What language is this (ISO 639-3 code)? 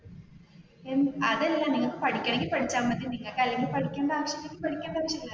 mal